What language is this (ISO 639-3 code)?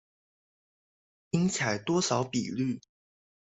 zho